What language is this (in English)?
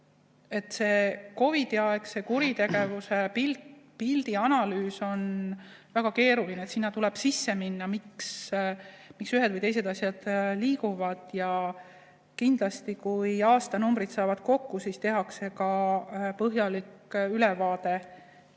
Estonian